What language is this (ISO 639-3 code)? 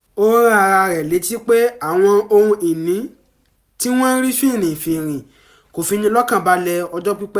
yor